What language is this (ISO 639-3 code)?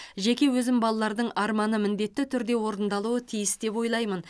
kaz